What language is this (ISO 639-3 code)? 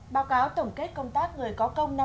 vie